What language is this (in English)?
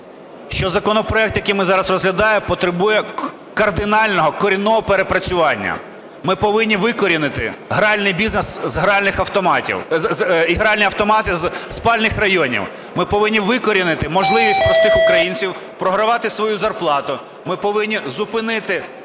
Ukrainian